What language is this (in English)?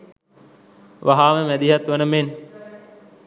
Sinhala